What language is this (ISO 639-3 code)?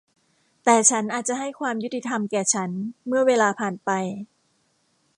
tha